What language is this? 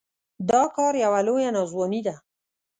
Pashto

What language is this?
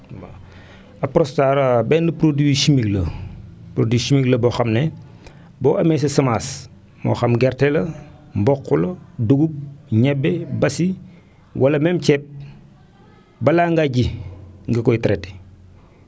Wolof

